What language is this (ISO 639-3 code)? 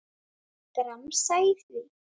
isl